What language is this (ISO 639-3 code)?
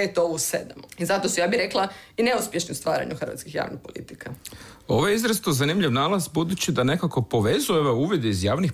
hrv